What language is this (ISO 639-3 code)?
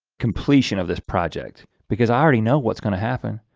eng